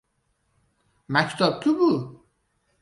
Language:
Uzbek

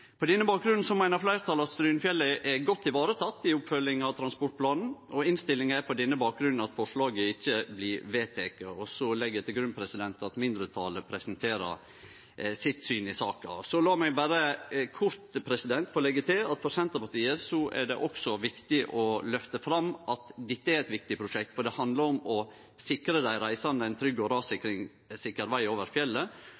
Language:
Norwegian Nynorsk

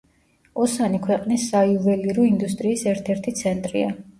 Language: Georgian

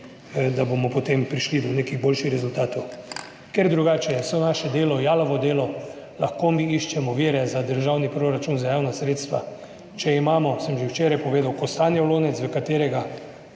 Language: Slovenian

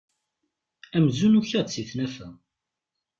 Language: Kabyle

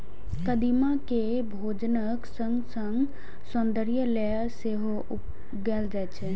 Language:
Maithili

